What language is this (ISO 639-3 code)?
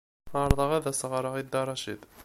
kab